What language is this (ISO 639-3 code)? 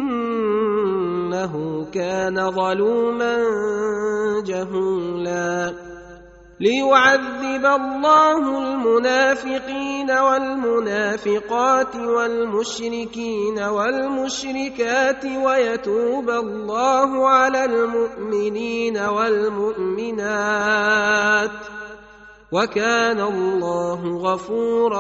ara